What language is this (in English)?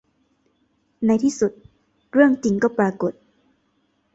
Thai